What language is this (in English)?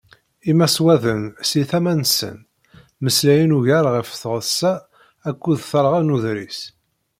Kabyle